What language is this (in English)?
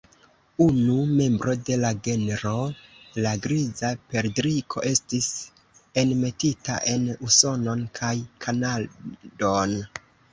Esperanto